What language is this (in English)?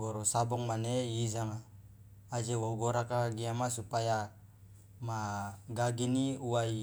Loloda